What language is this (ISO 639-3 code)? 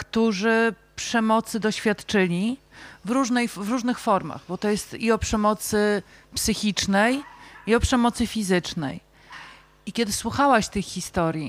pol